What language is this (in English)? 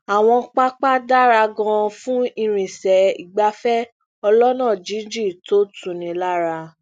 Yoruba